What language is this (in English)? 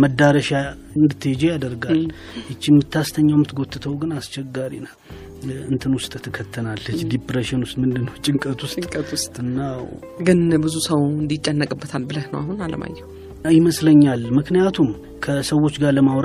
Amharic